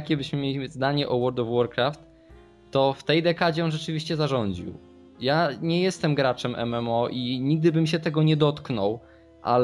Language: Polish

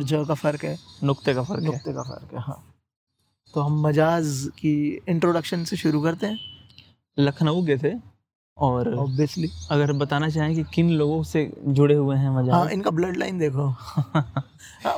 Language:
Hindi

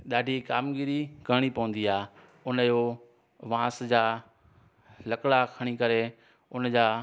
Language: Sindhi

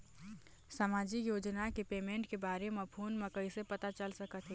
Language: Chhattisgarhi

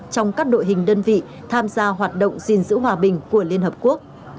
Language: Vietnamese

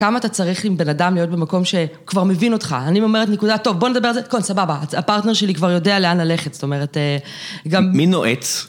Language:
Hebrew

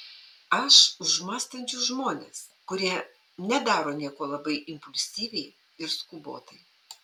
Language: Lithuanian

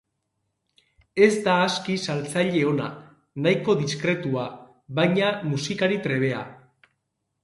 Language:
Basque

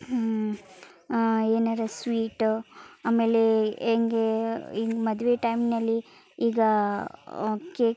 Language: Kannada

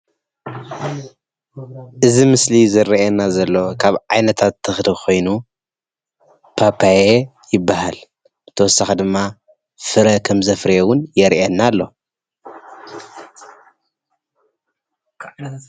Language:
Tigrinya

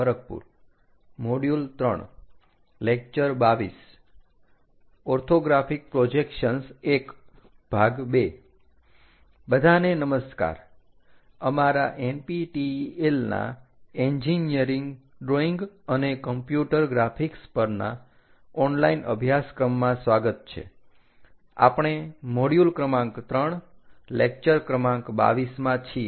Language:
Gujarati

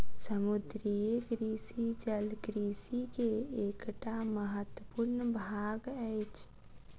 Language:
Maithili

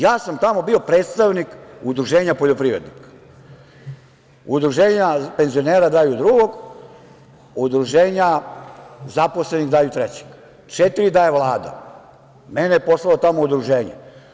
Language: Serbian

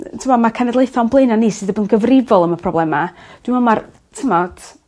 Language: Welsh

